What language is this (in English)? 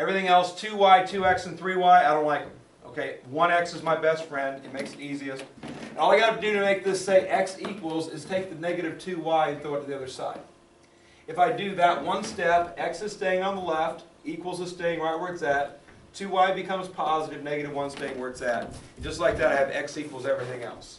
English